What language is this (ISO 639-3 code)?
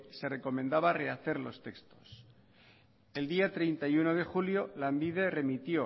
spa